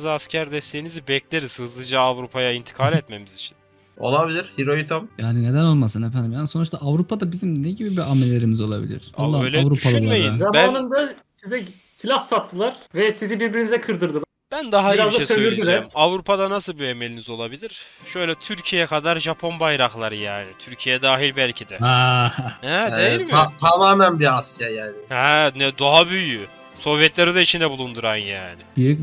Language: Turkish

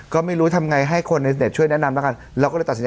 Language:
Thai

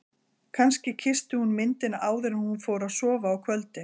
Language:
Icelandic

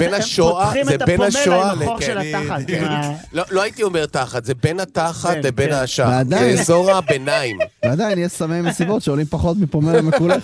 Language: Hebrew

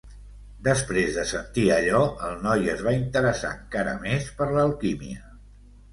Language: Catalan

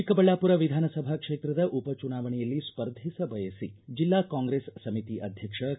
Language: Kannada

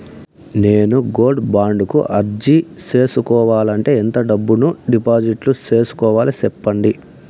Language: Telugu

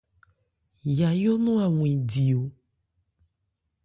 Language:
Ebrié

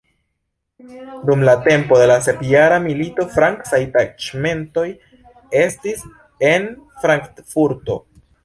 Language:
Esperanto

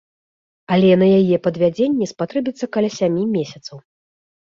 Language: Belarusian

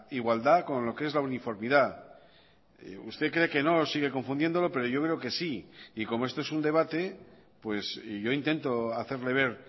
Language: Spanish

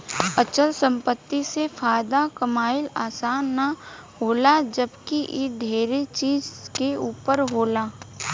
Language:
Bhojpuri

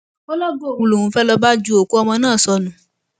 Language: Yoruba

